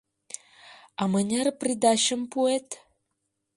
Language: Mari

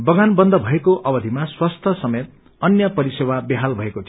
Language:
Nepali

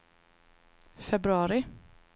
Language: Swedish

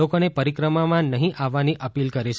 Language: Gujarati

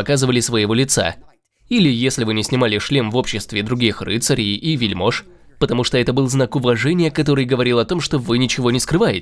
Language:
Russian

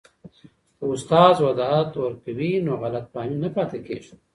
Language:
Pashto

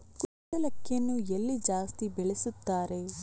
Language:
Kannada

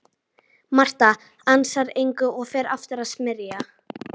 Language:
Icelandic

